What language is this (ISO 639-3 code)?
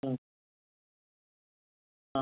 mar